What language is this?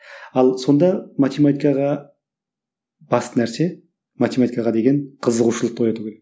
Kazakh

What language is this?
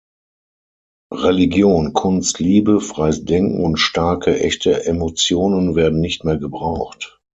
German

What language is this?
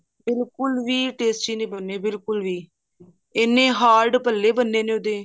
Punjabi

